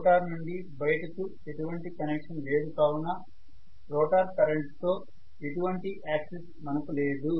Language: Telugu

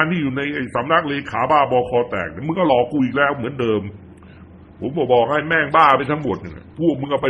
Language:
Thai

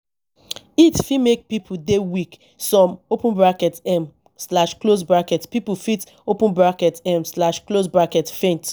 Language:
Nigerian Pidgin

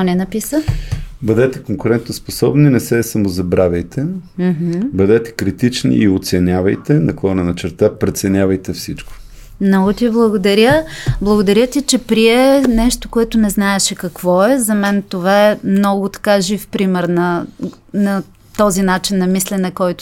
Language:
Bulgarian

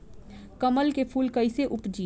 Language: Bhojpuri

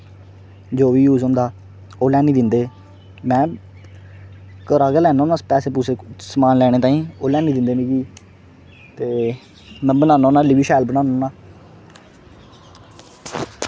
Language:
Dogri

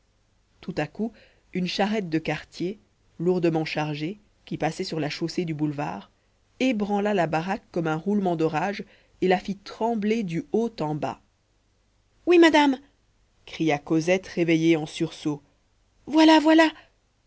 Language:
French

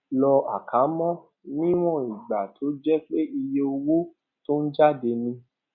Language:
Yoruba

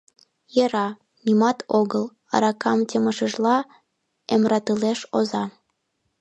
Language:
Mari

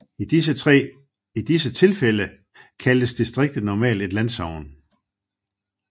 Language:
Danish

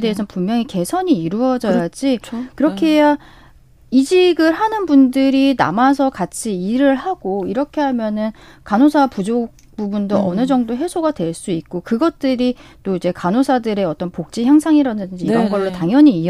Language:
Korean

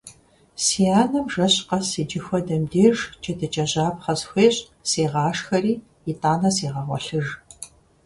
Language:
Kabardian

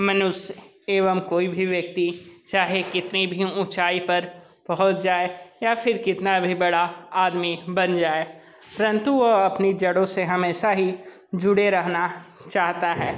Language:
Hindi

